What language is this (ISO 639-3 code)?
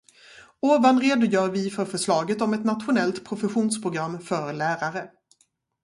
swe